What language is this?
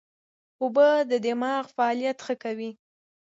Pashto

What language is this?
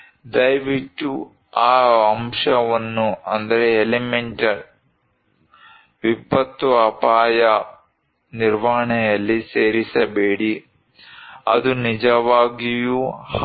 Kannada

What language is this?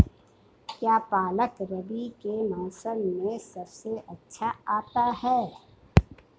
Hindi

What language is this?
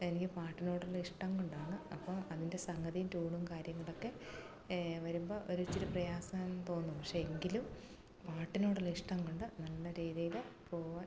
Malayalam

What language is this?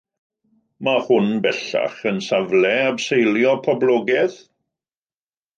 Welsh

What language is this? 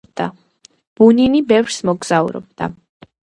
Georgian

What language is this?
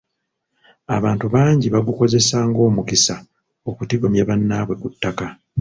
Ganda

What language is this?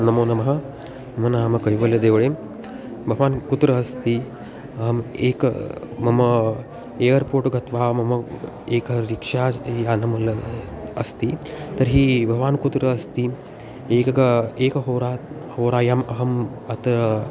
Sanskrit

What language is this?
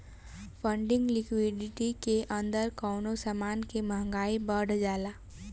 Bhojpuri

